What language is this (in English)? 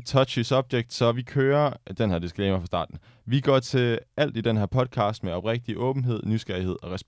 Danish